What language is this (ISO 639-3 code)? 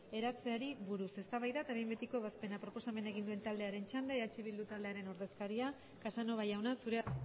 eus